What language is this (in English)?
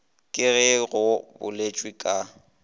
Northern Sotho